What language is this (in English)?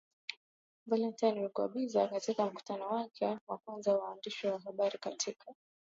Swahili